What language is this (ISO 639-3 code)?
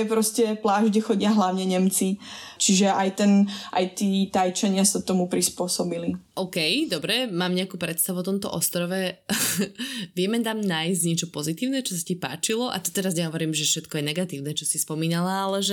slk